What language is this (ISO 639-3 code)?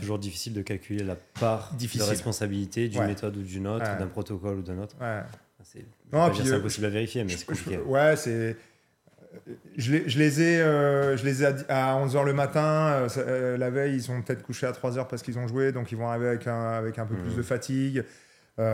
fra